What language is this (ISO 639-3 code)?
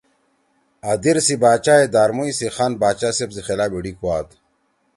trw